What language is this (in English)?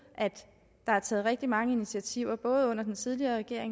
Danish